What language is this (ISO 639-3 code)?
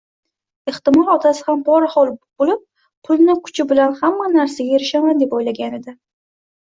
uzb